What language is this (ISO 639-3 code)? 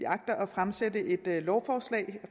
dan